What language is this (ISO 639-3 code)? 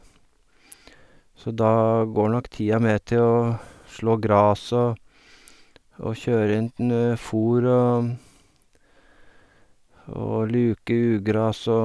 nor